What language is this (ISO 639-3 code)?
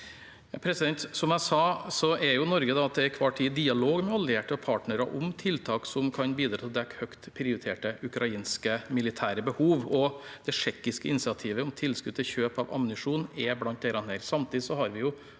nor